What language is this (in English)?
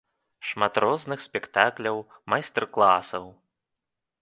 Belarusian